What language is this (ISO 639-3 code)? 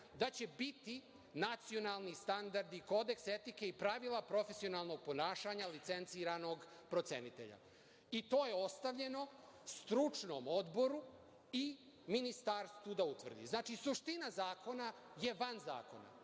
srp